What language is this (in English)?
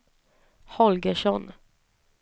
Swedish